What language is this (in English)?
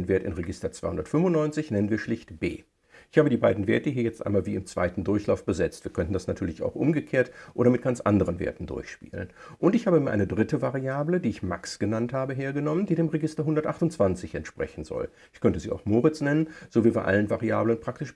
German